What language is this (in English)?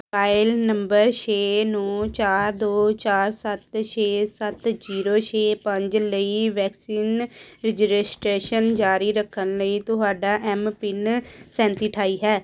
Punjabi